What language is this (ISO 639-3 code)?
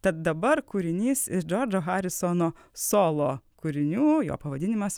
lit